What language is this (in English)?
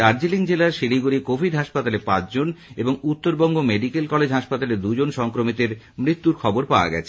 Bangla